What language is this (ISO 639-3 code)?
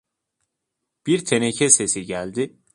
tur